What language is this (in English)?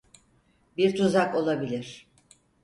Turkish